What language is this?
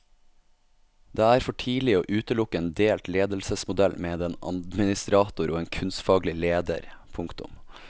Norwegian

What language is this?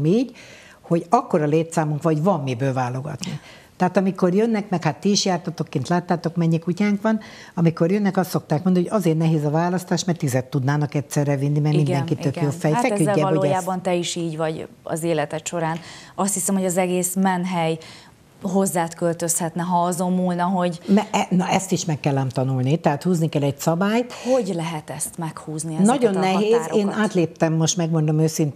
Hungarian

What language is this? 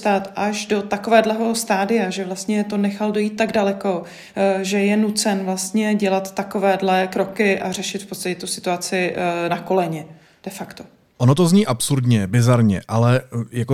Czech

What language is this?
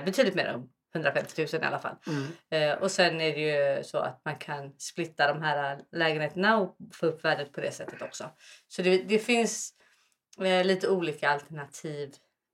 Swedish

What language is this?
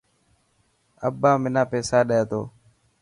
Dhatki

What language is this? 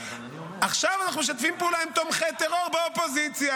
Hebrew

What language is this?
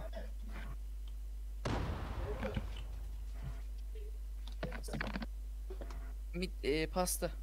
Turkish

